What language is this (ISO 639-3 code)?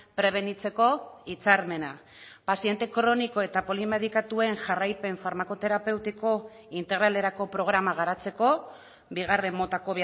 eus